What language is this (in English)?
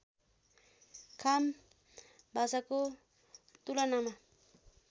Nepali